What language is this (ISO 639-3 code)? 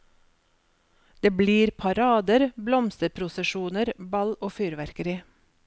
nor